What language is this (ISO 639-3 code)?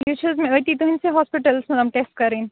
kas